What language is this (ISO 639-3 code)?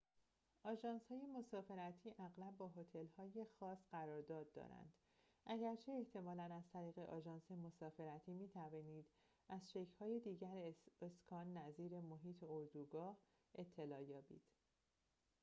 fas